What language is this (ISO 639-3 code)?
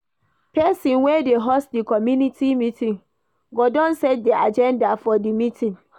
pcm